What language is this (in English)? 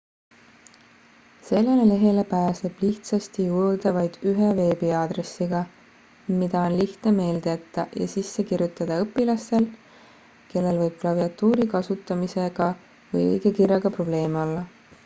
Estonian